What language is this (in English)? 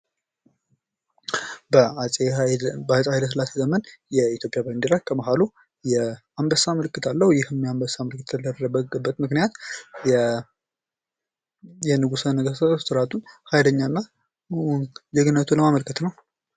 Amharic